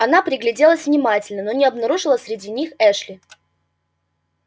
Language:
Russian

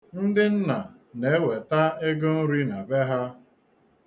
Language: Igbo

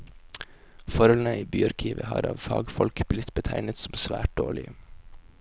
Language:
Norwegian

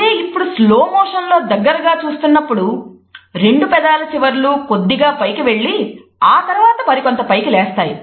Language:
Telugu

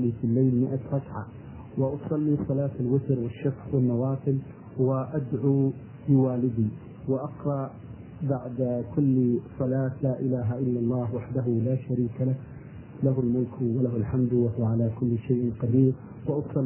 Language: Arabic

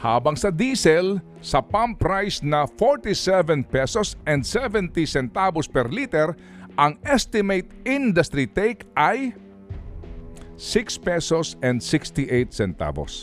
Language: Filipino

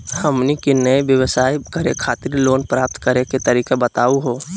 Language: Magahi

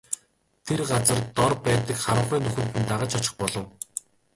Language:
Mongolian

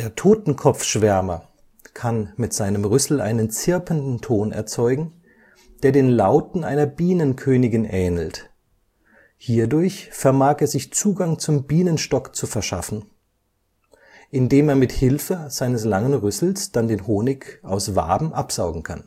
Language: German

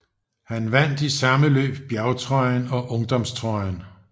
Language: Danish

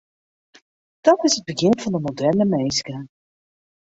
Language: Western Frisian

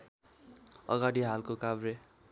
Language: Nepali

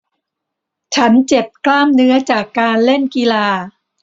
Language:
Thai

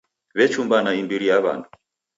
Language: Taita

